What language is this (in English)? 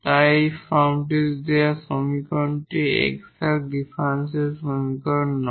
Bangla